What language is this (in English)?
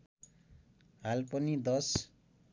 Nepali